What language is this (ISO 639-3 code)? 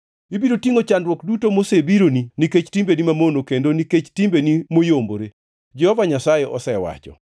luo